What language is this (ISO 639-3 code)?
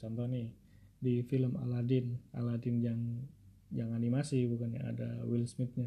ind